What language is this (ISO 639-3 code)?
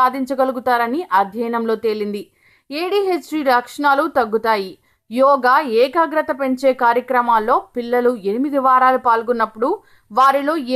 ita